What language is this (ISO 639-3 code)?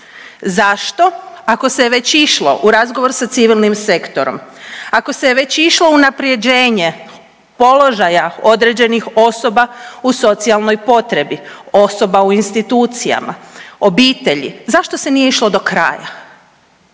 hrv